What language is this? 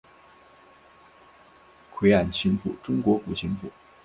Chinese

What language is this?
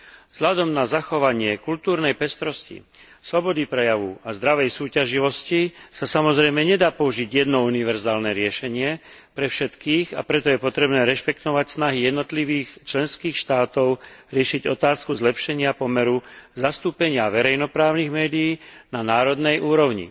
Slovak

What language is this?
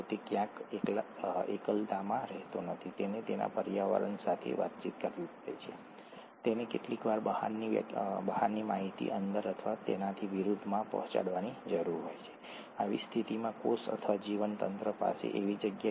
Gujarati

